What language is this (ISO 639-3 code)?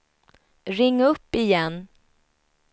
swe